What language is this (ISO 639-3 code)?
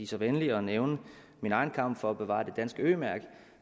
dan